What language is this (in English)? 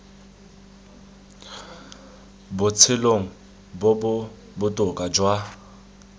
Tswana